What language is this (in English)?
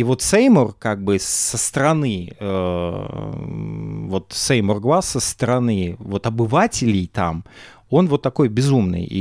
Russian